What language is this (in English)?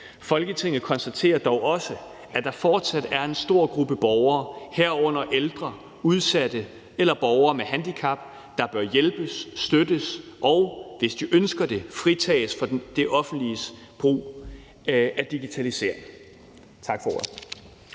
Danish